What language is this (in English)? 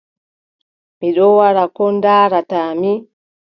Adamawa Fulfulde